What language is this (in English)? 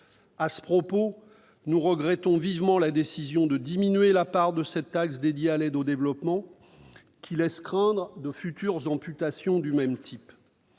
French